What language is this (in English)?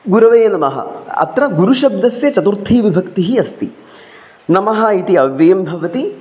Sanskrit